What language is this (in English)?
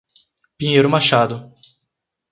Portuguese